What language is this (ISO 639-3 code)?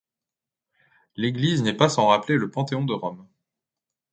fra